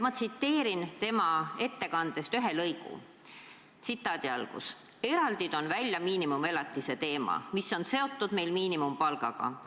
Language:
Estonian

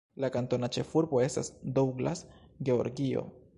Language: Esperanto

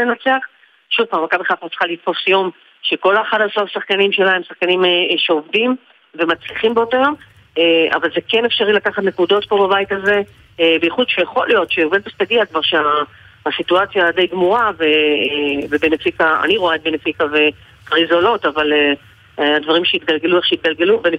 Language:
Hebrew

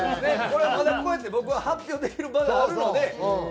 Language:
Japanese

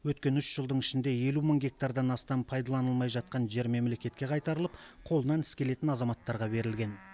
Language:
Kazakh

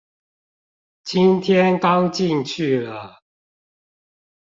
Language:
Chinese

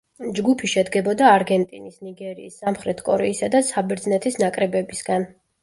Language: Georgian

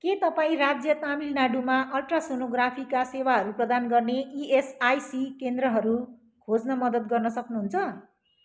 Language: Nepali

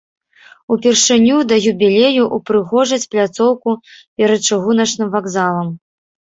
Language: Belarusian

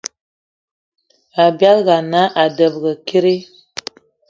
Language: Eton (Cameroon)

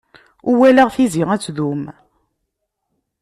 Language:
Kabyle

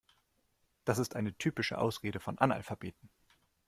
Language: German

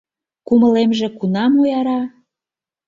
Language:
Mari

